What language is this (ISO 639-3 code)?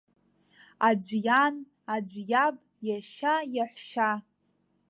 abk